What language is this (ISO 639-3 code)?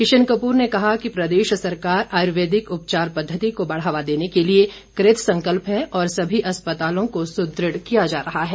hin